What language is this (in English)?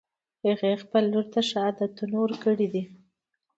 Pashto